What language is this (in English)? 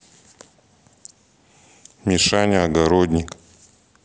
Russian